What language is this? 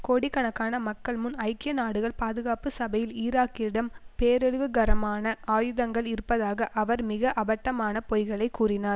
Tamil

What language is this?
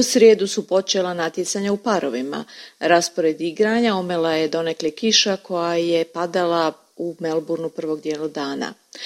Croatian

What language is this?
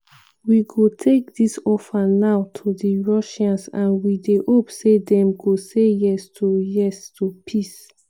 Nigerian Pidgin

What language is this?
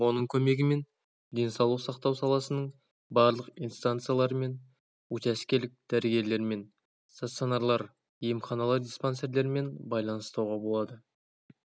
Kazakh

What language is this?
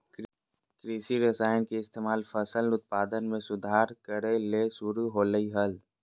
Magahi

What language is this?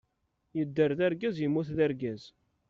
Kabyle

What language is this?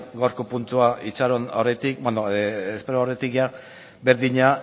Basque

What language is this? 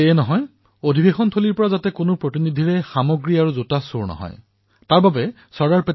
Assamese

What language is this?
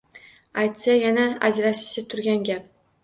Uzbek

